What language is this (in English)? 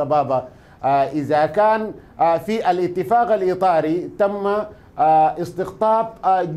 Arabic